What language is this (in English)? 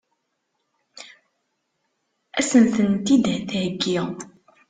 Kabyle